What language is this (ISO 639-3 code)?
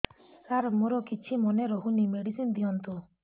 ori